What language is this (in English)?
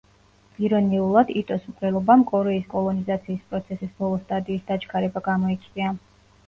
Georgian